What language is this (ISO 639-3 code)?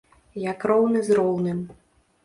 bel